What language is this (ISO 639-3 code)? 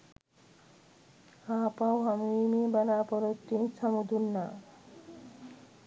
sin